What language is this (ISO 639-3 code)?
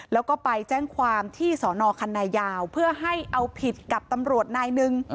tha